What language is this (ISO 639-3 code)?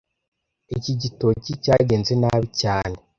kin